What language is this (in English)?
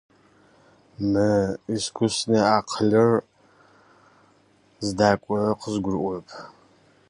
Russian